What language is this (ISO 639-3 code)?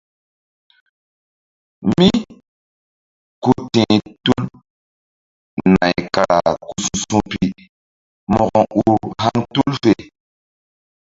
mdd